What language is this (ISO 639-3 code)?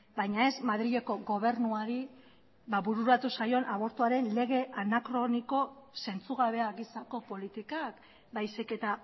eus